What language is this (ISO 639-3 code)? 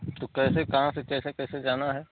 hin